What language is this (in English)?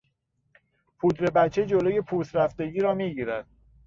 Persian